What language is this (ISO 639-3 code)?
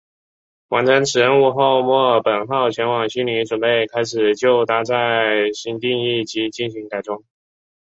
zho